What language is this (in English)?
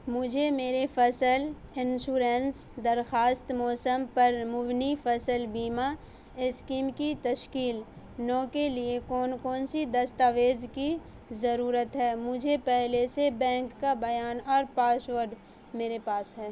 Urdu